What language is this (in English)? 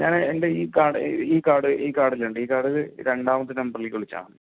Malayalam